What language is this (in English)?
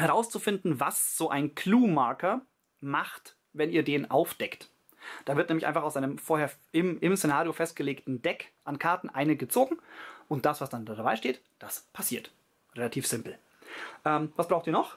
German